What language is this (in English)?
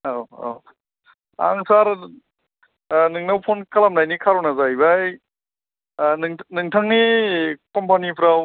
Bodo